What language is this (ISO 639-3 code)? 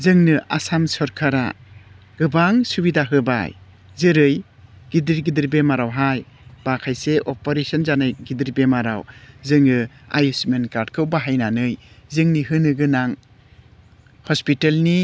brx